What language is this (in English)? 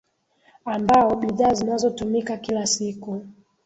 Swahili